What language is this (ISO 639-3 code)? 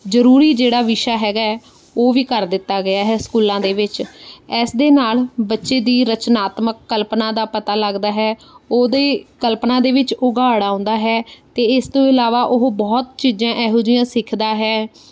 pan